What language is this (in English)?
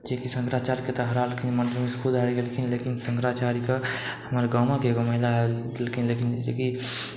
Maithili